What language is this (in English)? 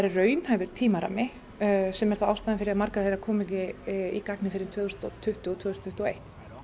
Icelandic